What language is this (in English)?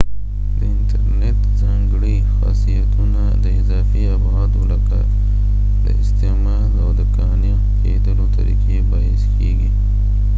Pashto